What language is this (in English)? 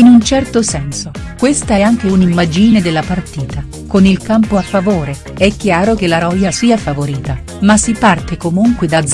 Italian